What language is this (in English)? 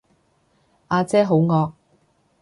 Cantonese